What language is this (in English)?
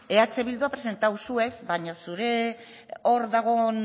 Basque